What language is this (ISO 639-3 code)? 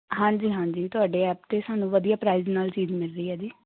pan